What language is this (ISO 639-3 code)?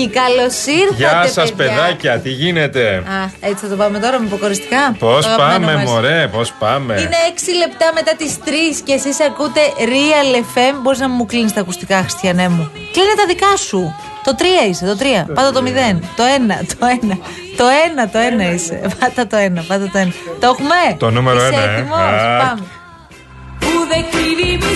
ell